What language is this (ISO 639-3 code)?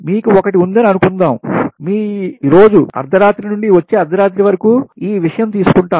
tel